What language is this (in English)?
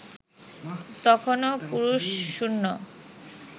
Bangla